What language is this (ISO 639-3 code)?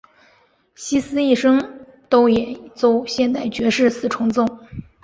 zho